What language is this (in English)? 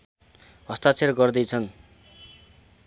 Nepali